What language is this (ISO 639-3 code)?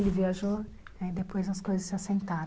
por